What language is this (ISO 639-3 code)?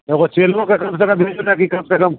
mai